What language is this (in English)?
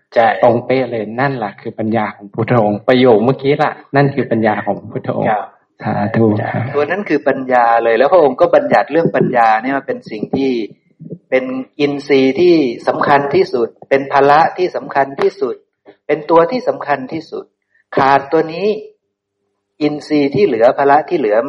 Thai